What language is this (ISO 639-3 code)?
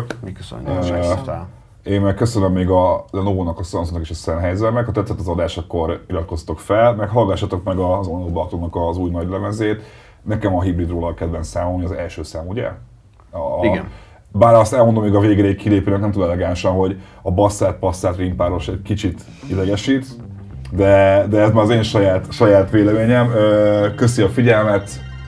hun